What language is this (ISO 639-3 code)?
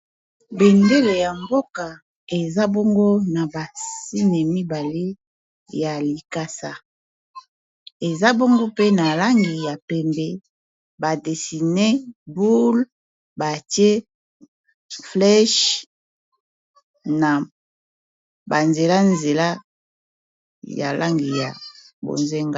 lin